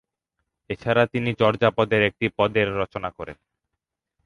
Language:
Bangla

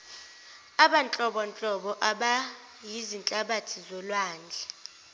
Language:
Zulu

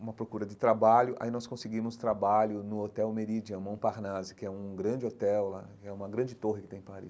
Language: Portuguese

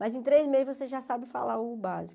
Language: Portuguese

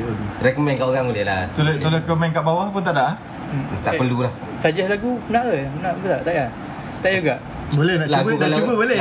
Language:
Malay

